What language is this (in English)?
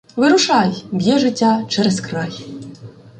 Ukrainian